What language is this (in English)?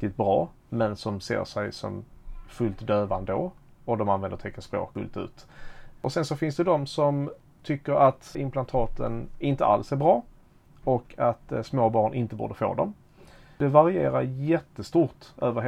Swedish